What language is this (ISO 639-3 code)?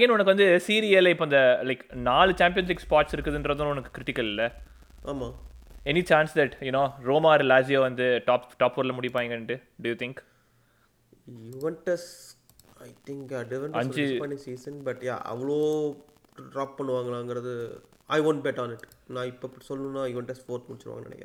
tam